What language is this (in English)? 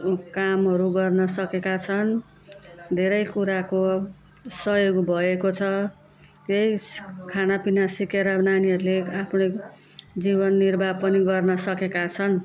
Nepali